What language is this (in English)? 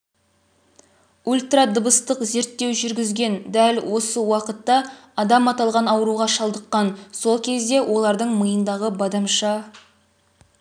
Kazakh